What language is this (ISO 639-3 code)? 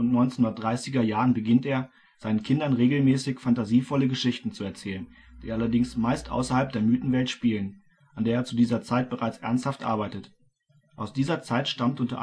deu